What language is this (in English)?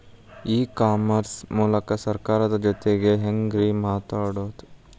Kannada